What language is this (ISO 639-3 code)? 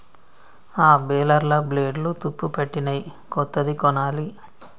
tel